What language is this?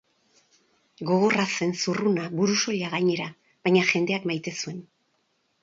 Basque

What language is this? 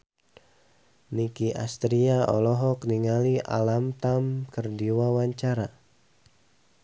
Sundanese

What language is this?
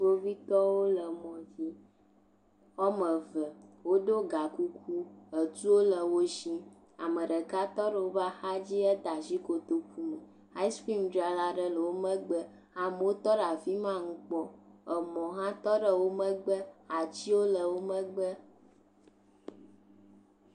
Ewe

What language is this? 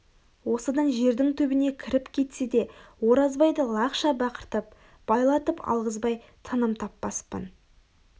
Kazakh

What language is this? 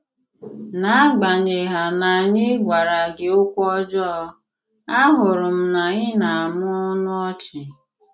Igbo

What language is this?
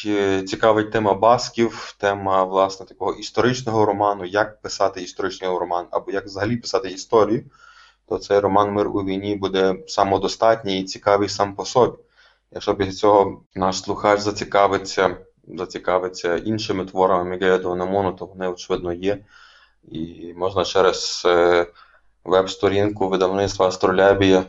Ukrainian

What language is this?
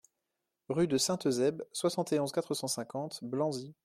French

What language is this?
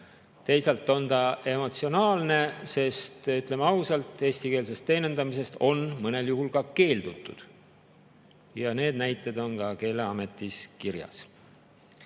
Estonian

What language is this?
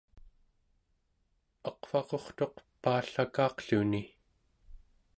Central Yupik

